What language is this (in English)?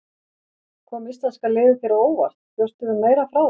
Icelandic